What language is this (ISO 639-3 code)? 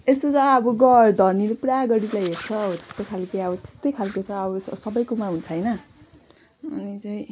nep